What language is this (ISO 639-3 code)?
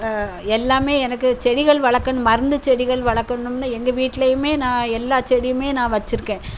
tam